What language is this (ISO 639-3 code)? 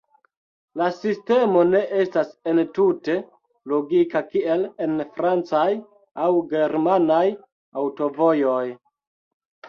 epo